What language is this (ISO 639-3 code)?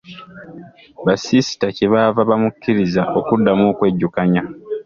lug